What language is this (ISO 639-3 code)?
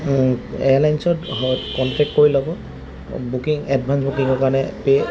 asm